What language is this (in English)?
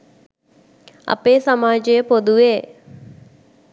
Sinhala